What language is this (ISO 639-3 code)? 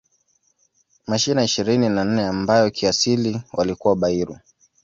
swa